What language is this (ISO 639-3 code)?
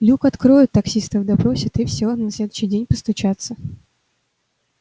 rus